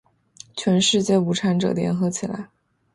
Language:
Chinese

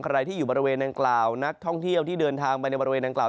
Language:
Thai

